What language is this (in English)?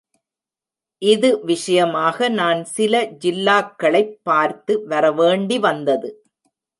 Tamil